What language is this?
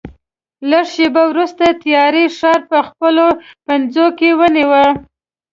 Pashto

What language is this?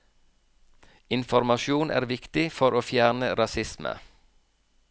Norwegian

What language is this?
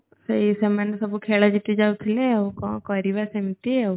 Odia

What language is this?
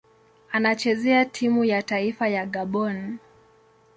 Swahili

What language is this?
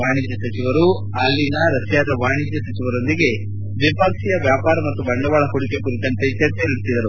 Kannada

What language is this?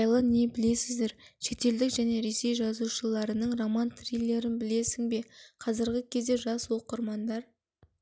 Kazakh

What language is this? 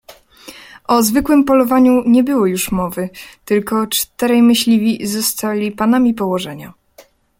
Polish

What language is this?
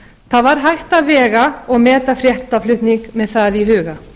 Icelandic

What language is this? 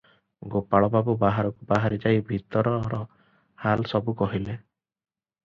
Odia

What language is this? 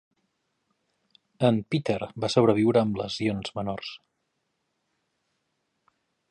Catalan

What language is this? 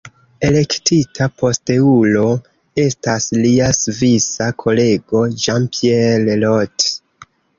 Esperanto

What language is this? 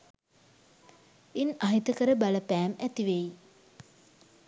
Sinhala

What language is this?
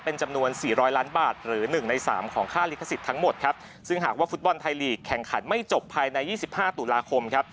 Thai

